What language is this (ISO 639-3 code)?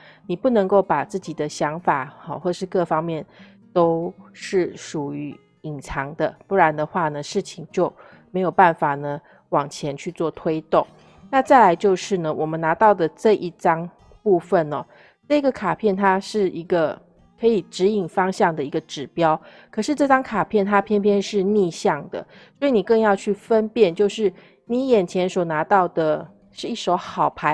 zho